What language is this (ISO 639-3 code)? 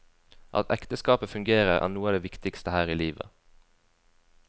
nor